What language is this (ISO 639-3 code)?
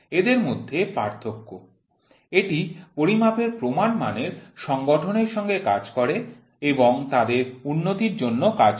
ben